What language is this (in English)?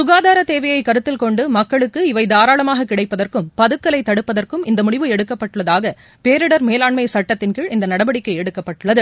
Tamil